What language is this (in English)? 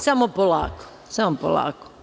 Serbian